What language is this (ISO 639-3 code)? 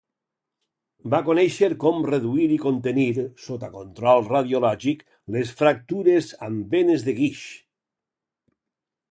cat